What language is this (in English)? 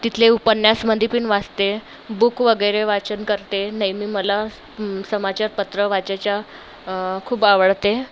Marathi